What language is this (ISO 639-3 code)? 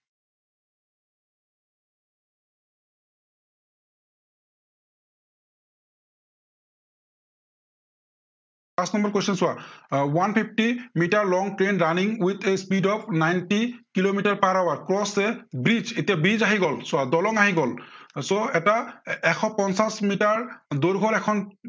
asm